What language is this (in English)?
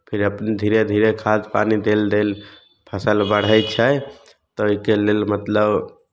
Maithili